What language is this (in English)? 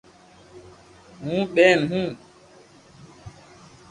Loarki